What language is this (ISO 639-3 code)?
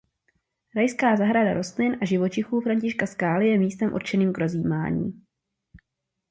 ces